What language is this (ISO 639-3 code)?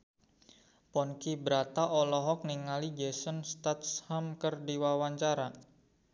sun